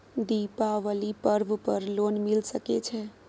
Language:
Maithili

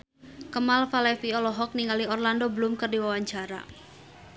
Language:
Sundanese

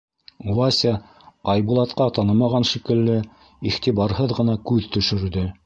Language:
Bashkir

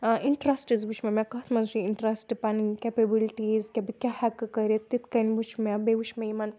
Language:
Kashmiri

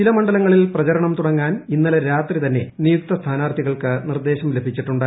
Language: Malayalam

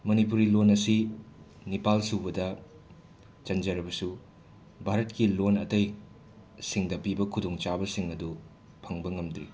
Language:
Manipuri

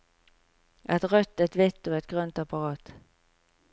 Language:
Norwegian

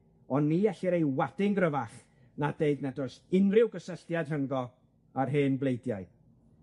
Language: Welsh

